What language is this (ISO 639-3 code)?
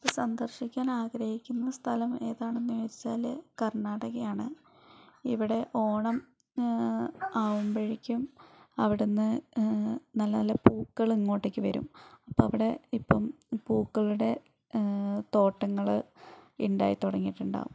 mal